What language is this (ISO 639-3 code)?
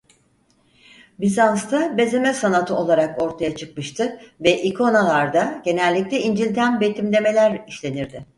tur